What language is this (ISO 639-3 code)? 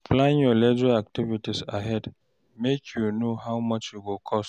pcm